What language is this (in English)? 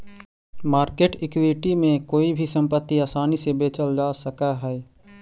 Magahi